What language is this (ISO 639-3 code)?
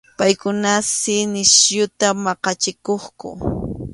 qxu